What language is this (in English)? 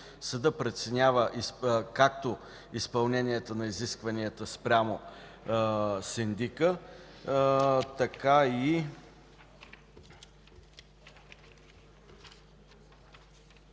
Bulgarian